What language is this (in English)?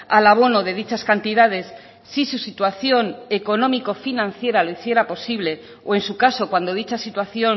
Spanish